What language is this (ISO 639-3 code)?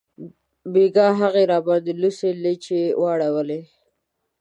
pus